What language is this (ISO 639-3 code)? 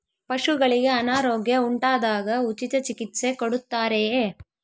kan